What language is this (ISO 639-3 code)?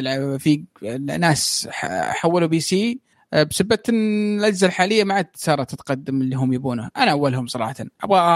ara